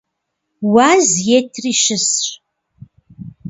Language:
Kabardian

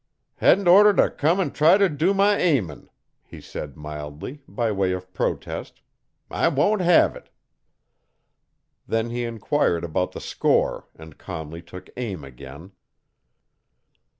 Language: English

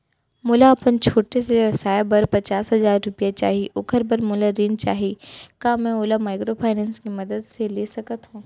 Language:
Chhattisgarhi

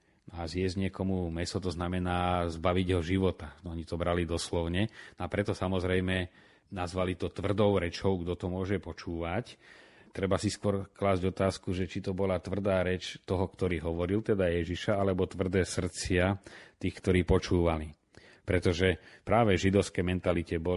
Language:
Slovak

